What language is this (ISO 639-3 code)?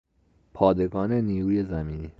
fas